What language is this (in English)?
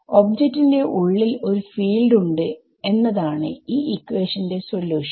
Malayalam